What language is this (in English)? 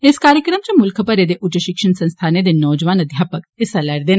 Dogri